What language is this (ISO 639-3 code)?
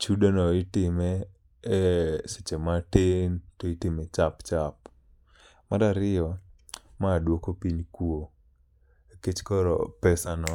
luo